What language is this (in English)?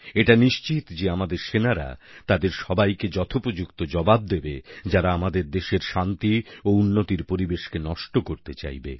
Bangla